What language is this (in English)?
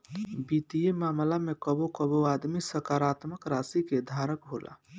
Bhojpuri